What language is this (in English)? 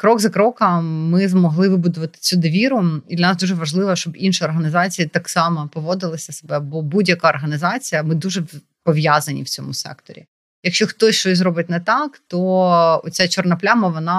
Ukrainian